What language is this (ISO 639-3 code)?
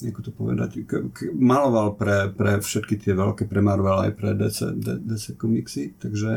slk